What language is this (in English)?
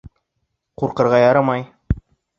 Bashkir